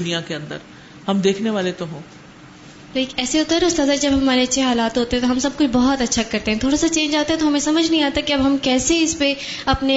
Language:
Urdu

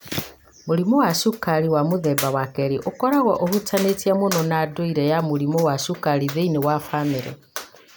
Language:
Kikuyu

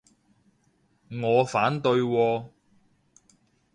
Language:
Cantonese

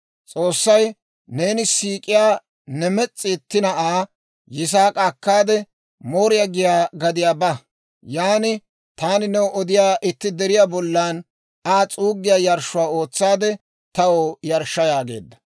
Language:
Dawro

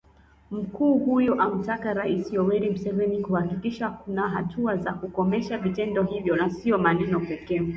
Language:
Swahili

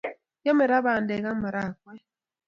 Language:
Kalenjin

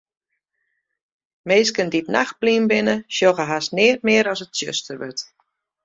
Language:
Western Frisian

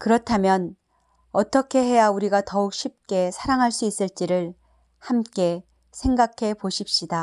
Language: Korean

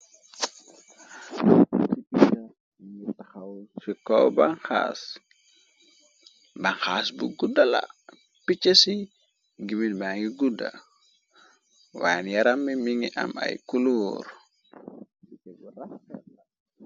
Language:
Wolof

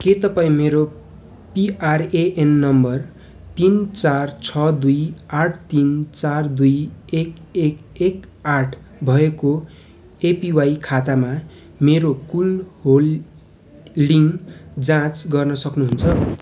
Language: Nepali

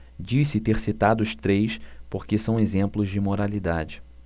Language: Portuguese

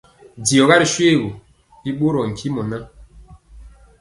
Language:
Mpiemo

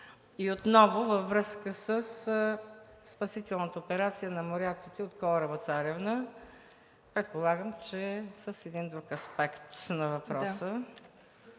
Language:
Bulgarian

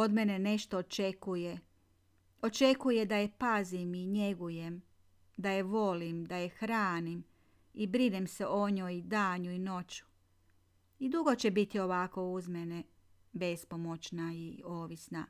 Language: Croatian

